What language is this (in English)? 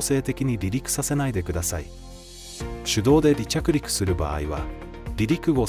Japanese